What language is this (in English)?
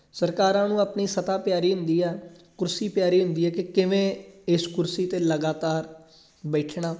Punjabi